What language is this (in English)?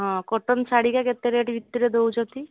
Odia